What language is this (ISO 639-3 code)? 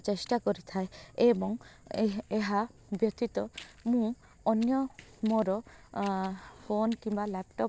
ori